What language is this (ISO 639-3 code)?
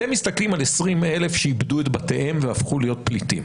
heb